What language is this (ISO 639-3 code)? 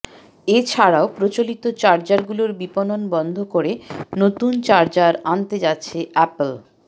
ben